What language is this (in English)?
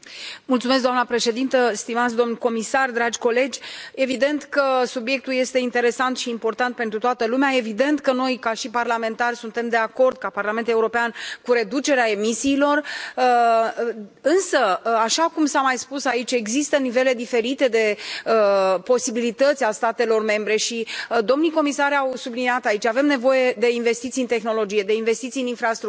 Romanian